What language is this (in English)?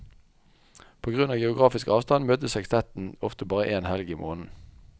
Norwegian